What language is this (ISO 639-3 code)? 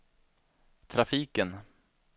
swe